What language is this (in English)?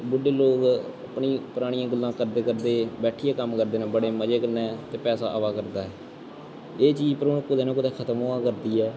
Dogri